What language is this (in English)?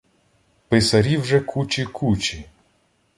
Ukrainian